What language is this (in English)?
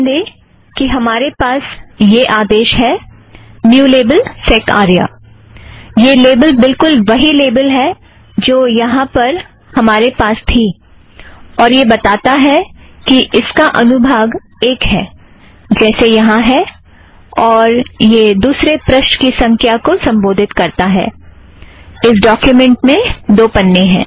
Hindi